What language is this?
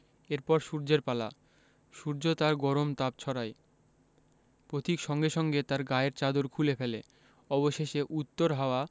Bangla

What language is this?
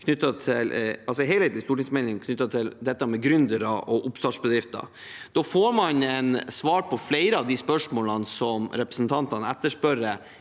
Norwegian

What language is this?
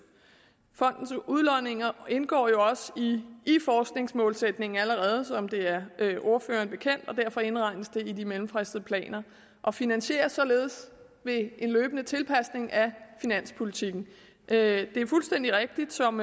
Danish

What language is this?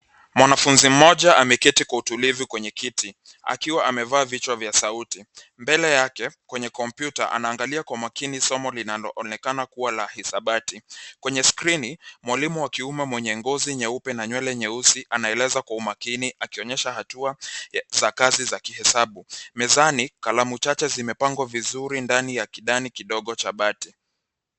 Swahili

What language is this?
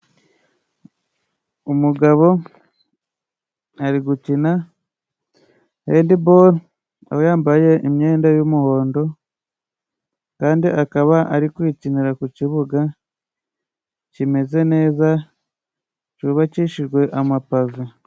Kinyarwanda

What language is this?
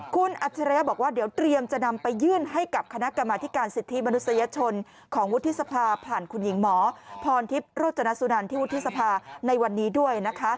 Thai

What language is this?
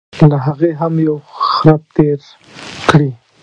Pashto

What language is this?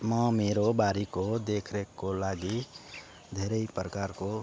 Nepali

